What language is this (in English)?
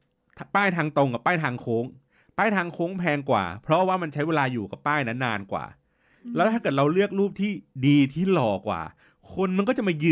Thai